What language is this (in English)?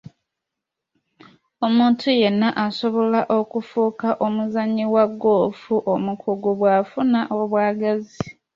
Ganda